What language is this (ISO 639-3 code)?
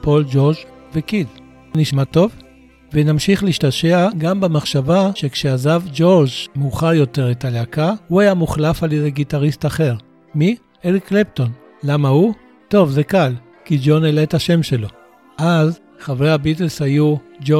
heb